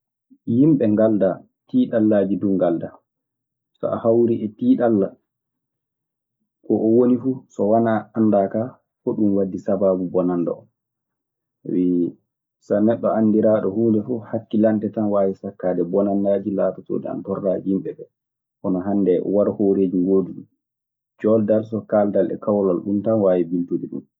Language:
Maasina Fulfulde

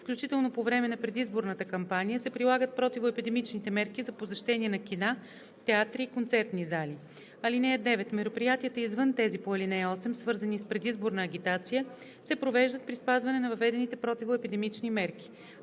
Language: Bulgarian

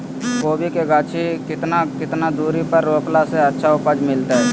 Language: Magahi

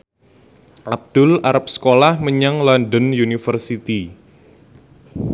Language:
Javanese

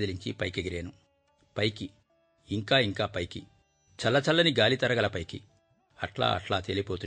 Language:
Telugu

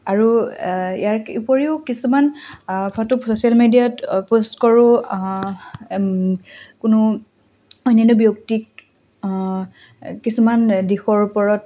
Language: Assamese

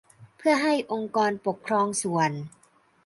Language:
Thai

